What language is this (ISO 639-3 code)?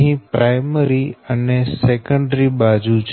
guj